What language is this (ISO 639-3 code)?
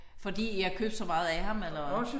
dan